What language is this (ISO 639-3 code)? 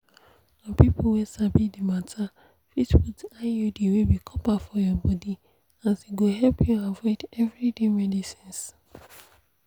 pcm